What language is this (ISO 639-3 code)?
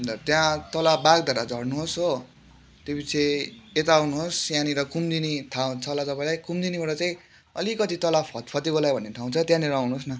nep